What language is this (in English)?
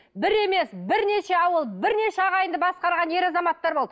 Kazakh